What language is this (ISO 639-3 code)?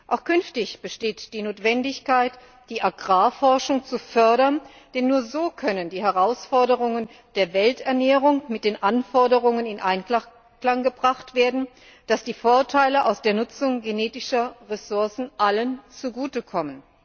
deu